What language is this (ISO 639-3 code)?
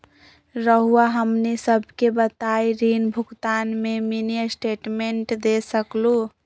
mag